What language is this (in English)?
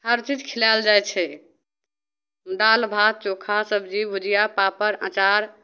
Maithili